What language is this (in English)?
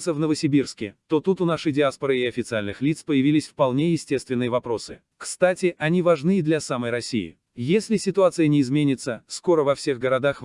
Russian